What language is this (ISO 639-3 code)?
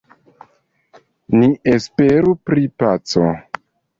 epo